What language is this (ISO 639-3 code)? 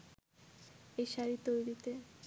ben